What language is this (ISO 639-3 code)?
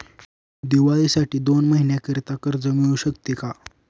mar